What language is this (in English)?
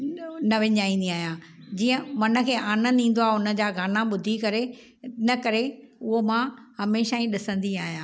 Sindhi